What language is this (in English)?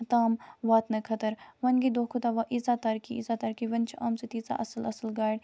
Kashmiri